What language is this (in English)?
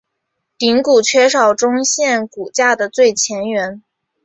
Chinese